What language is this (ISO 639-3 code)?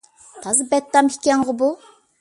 uig